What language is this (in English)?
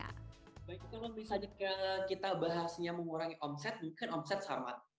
Indonesian